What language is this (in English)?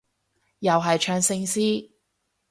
Cantonese